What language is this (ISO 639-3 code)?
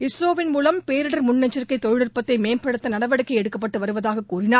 tam